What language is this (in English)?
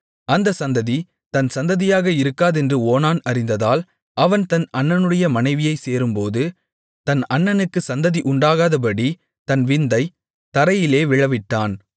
Tamil